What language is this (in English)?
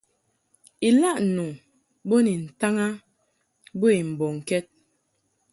Mungaka